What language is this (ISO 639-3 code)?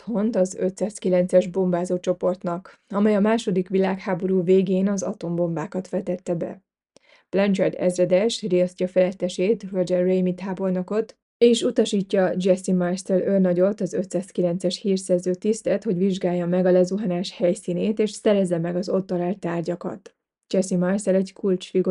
hun